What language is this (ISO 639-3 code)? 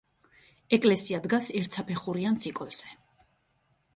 kat